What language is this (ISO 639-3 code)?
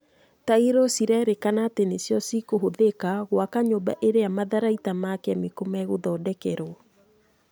kik